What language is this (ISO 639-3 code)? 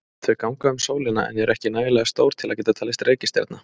isl